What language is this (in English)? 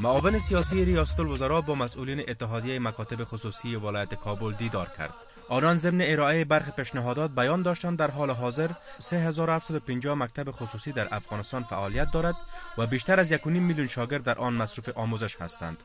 Persian